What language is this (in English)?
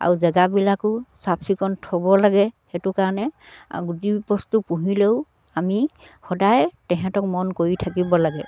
Assamese